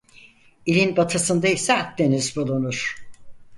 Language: Turkish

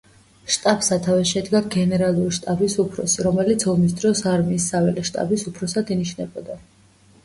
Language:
Georgian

